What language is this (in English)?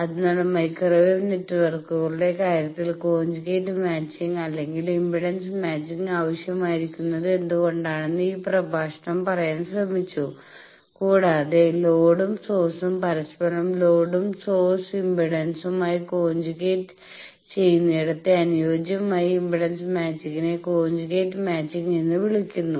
Malayalam